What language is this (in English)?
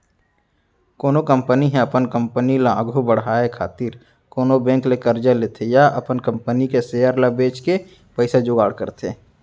Chhattisgarhi